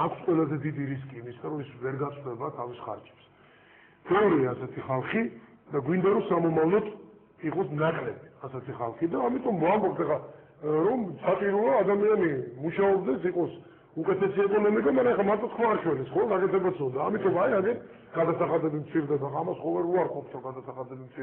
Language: Turkish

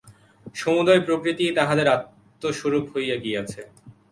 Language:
Bangla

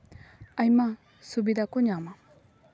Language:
Santali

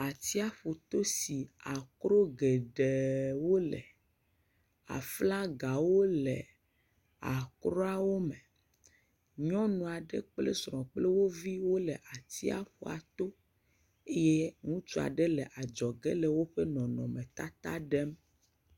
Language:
Ewe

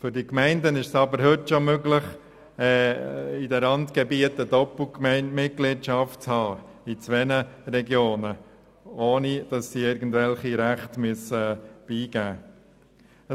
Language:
Swiss German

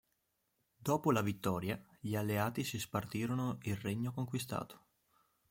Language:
Italian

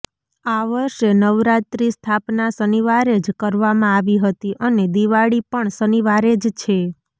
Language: Gujarati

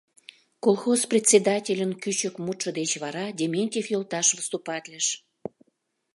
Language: Mari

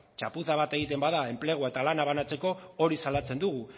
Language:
Basque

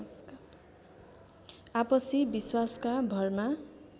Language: Nepali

